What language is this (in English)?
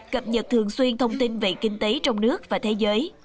Vietnamese